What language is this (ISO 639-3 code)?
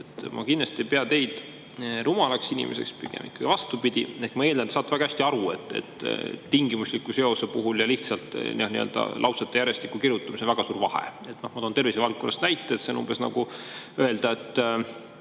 est